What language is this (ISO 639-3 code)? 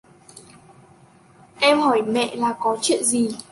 vie